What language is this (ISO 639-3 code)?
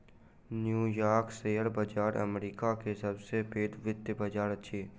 mai